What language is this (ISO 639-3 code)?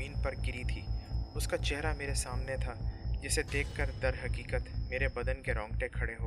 urd